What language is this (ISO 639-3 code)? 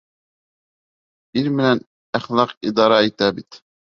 bak